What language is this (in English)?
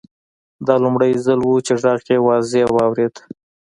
Pashto